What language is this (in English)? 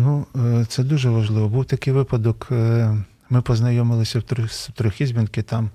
Ukrainian